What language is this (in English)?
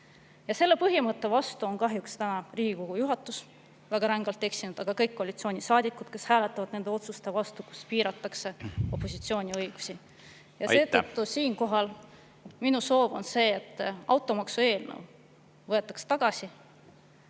Estonian